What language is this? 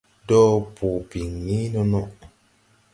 Tupuri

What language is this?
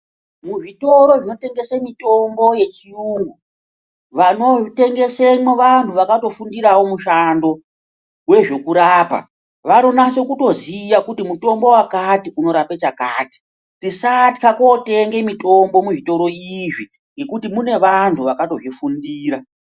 Ndau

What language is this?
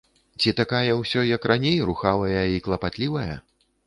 Belarusian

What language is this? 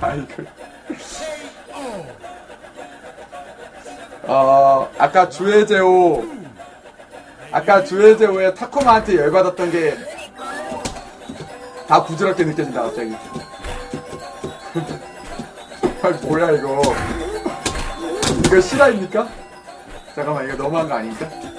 Korean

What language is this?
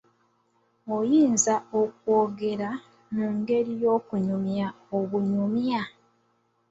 Ganda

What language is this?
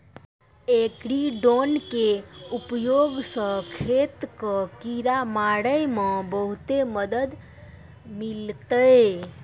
Maithili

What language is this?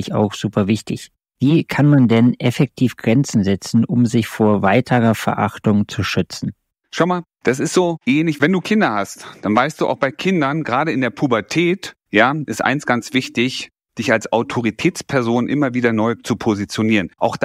German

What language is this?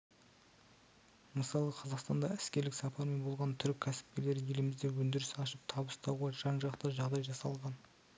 Kazakh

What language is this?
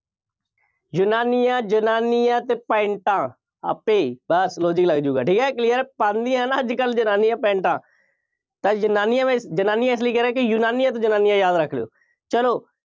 Punjabi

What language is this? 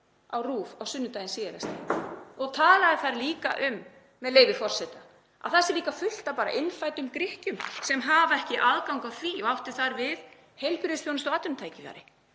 Icelandic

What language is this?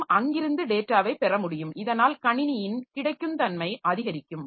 Tamil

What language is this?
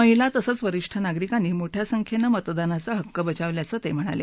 Marathi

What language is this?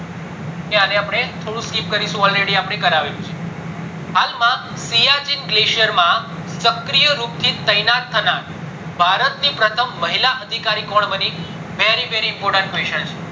Gujarati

